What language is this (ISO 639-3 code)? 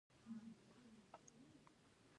pus